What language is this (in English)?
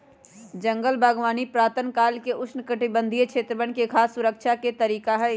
Magahi